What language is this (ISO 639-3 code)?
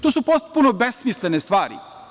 srp